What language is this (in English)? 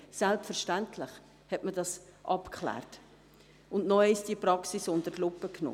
Swiss German